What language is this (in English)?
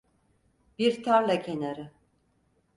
Turkish